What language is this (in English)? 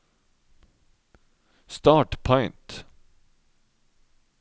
Norwegian